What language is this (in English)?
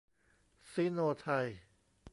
Thai